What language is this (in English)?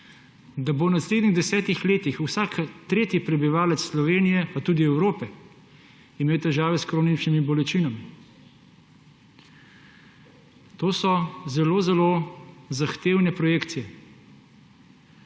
Slovenian